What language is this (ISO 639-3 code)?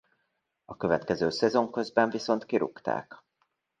hun